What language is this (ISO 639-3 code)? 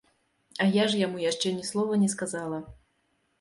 bel